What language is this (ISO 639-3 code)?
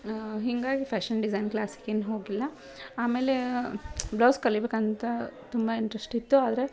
kan